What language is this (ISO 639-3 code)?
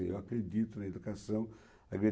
por